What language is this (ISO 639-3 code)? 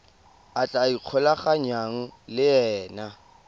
tsn